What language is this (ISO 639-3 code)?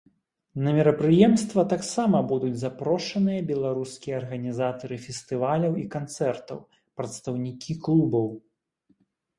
bel